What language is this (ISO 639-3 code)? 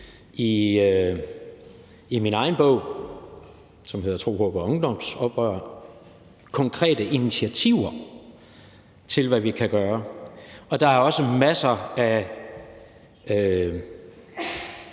dan